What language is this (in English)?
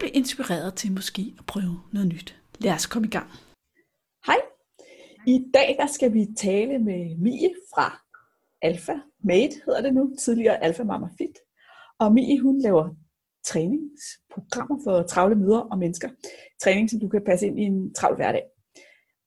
Danish